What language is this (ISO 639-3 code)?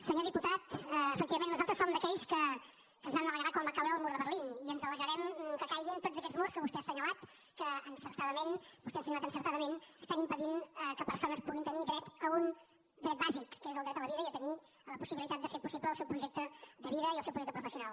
cat